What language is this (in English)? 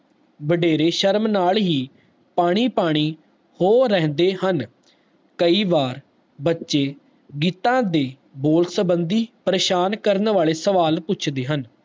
Punjabi